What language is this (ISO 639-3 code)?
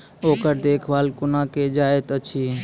mai